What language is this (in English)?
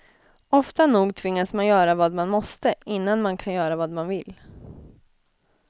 Swedish